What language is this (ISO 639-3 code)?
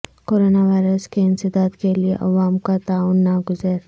urd